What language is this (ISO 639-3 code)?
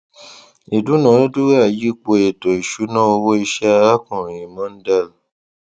yor